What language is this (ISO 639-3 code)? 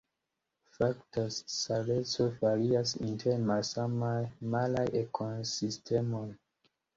epo